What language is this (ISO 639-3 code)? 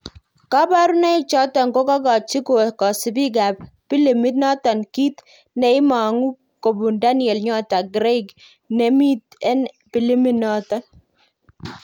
kln